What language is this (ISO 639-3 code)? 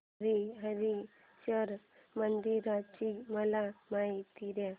mar